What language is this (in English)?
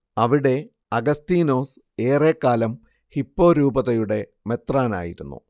Malayalam